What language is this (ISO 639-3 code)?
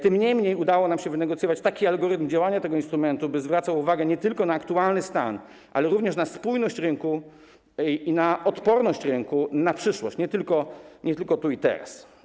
pol